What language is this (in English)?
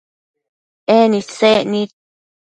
Matsés